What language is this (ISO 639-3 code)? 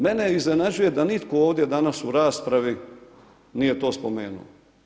hrv